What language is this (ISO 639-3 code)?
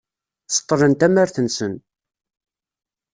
kab